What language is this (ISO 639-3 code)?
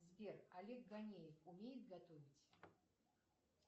rus